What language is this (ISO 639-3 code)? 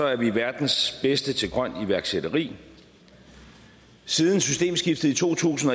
dan